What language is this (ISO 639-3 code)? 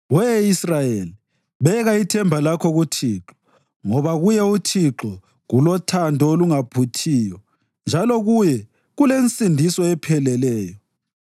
nde